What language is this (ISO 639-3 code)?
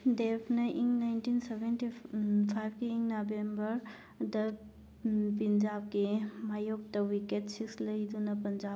mni